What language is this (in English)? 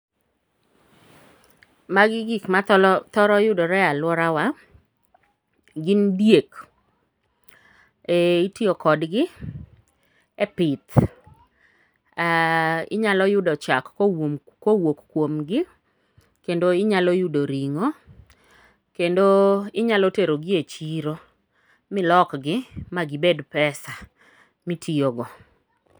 Luo (Kenya and Tanzania)